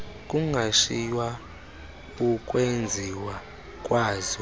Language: Xhosa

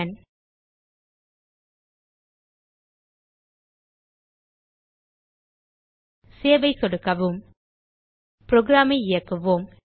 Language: Tamil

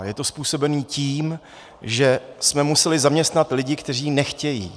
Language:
Czech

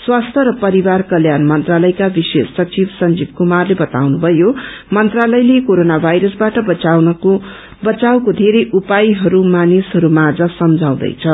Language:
Nepali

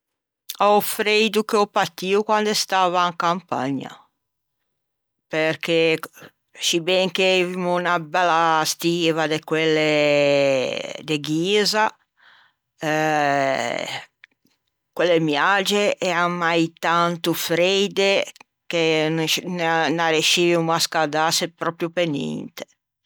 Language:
Ligurian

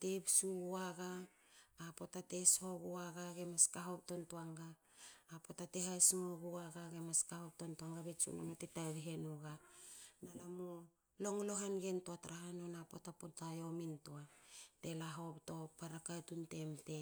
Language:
Hakö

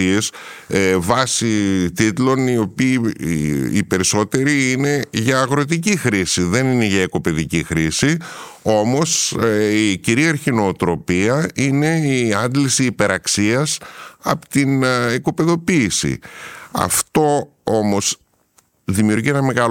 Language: Greek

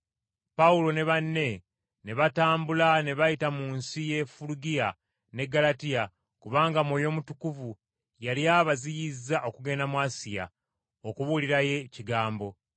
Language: Ganda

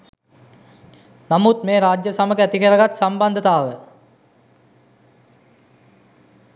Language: Sinhala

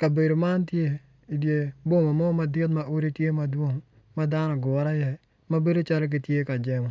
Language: Acoli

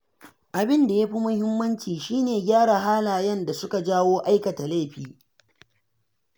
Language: Hausa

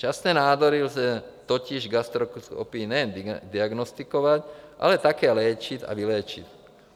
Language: Czech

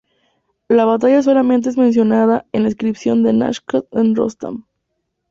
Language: Spanish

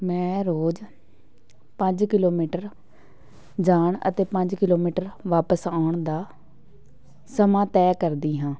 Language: Punjabi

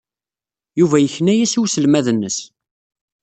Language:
Kabyle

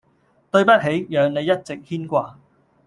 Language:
Cantonese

